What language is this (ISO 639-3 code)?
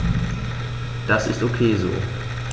deu